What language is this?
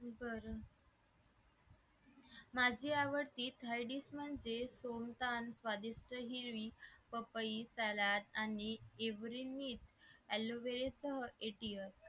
Marathi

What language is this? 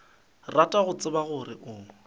Northern Sotho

